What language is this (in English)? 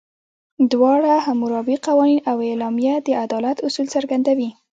Pashto